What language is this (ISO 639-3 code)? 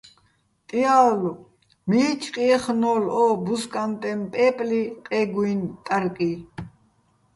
bbl